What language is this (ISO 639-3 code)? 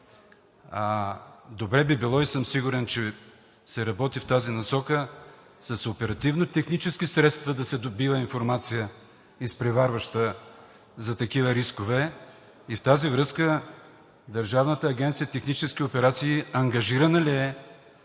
bul